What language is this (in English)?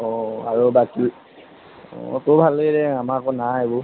Assamese